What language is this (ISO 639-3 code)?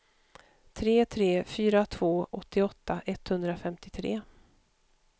swe